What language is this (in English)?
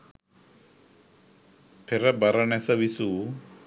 Sinhala